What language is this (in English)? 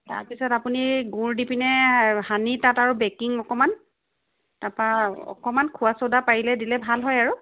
Assamese